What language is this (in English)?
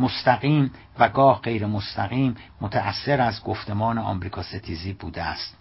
Persian